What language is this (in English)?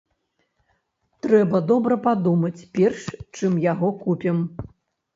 Belarusian